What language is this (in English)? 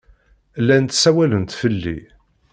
Kabyle